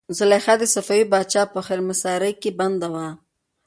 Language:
Pashto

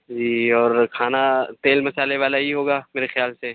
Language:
Urdu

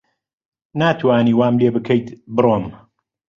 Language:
Central Kurdish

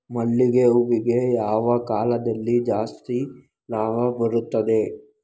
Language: Kannada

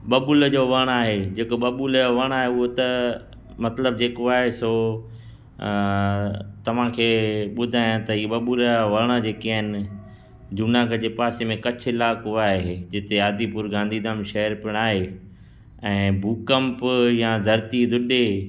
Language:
Sindhi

